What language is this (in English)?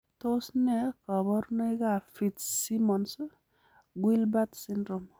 Kalenjin